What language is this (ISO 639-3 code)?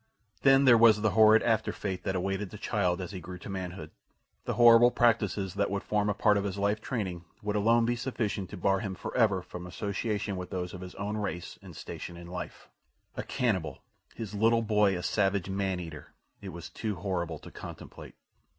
eng